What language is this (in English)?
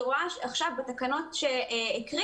Hebrew